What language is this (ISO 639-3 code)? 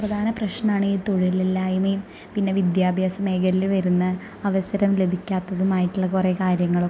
mal